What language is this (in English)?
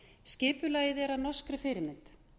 Icelandic